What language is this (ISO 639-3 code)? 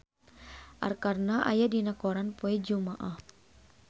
sun